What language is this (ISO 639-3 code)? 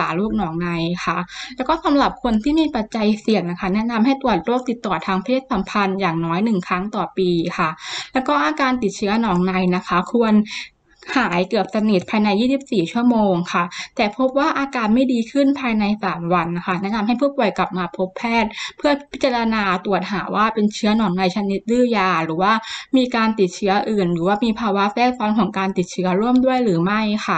tha